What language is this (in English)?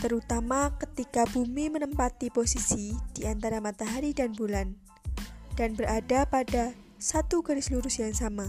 Indonesian